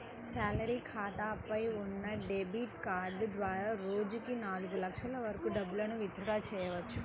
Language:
Telugu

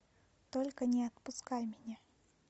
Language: Russian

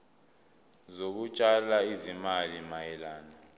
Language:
Zulu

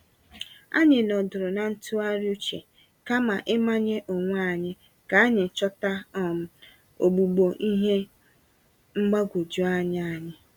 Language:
Igbo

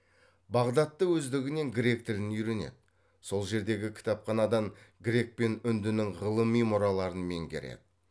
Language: Kazakh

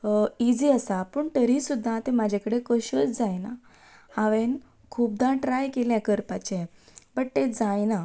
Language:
Konkani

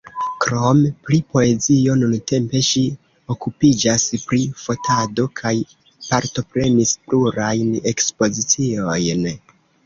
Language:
Esperanto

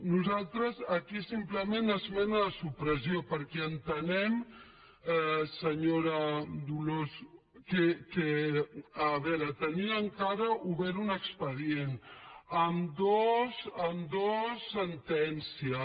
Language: Catalan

